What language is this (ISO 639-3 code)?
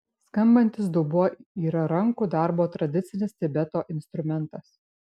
lit